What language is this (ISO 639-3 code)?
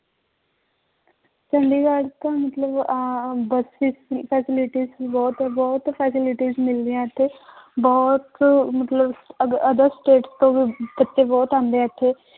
pan